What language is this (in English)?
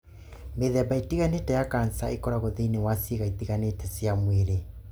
Kikuyu